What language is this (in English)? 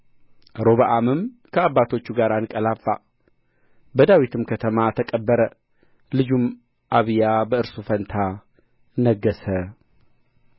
Amharic